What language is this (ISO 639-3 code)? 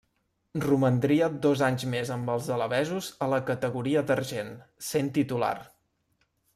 cat